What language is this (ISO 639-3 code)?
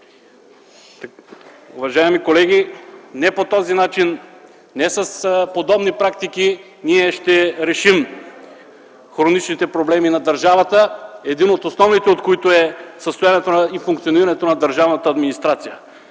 bul